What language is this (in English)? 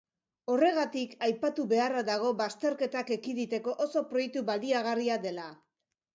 Basque